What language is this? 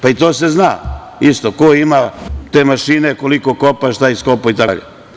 Serbian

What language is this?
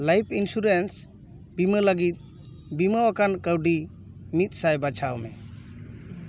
Santali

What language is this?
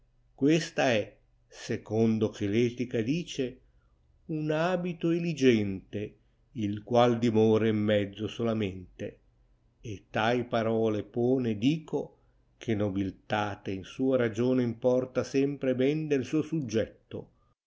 Italian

